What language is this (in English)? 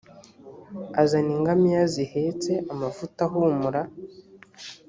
Kinyarwanda